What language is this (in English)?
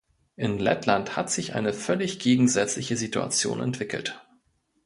German